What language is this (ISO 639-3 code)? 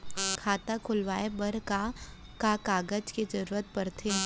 hne